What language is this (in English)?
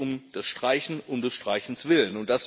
German